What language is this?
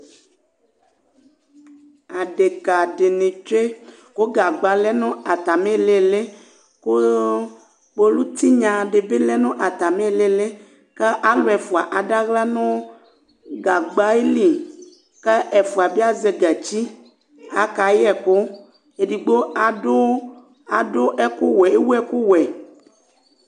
Ikposo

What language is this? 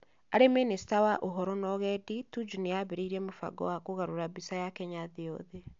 Kikuyu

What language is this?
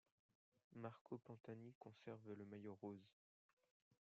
French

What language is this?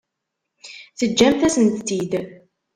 Kabyle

